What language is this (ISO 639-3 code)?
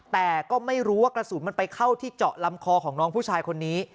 tha